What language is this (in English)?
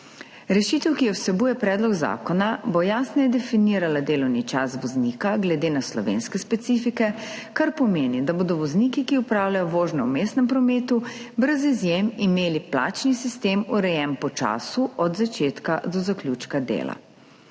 Slovenian